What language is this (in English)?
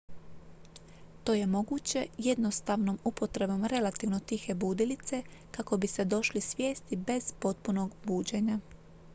Croatian